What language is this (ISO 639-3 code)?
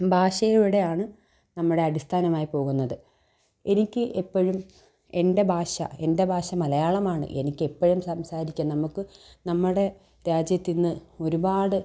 mal